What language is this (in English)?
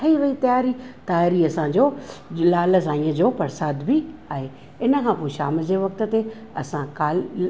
Sindhi